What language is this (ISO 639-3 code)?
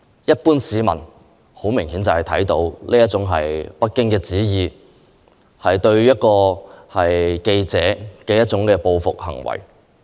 yue